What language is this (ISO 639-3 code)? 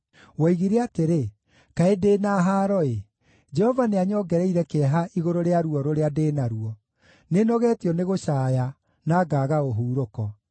kik